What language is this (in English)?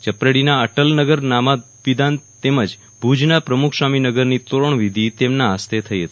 Gujarati